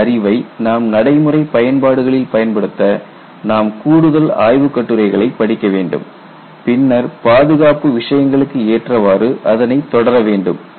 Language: Tamil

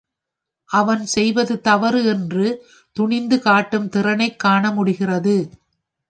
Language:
Tamil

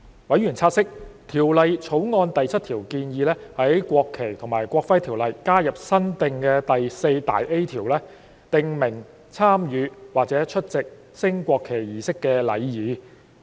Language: Cantonese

